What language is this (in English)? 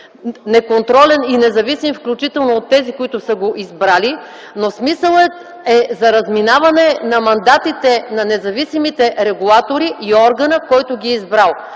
Bulgarian